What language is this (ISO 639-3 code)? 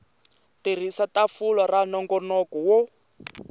tso